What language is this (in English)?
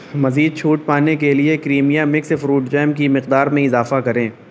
Urdu